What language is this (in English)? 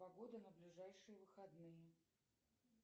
Russian